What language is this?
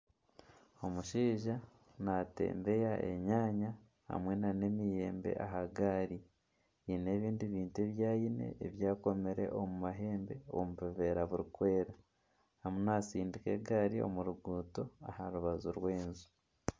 Nyankole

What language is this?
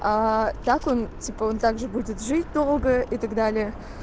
Russian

